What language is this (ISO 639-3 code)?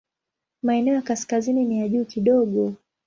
swa